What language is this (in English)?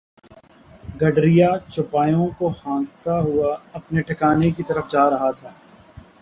Urdu